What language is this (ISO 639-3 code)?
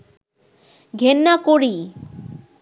ben